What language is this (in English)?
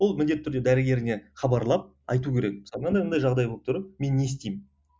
Kazakh